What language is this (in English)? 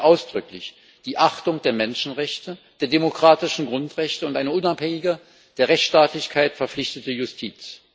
German